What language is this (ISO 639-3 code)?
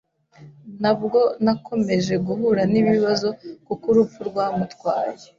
kin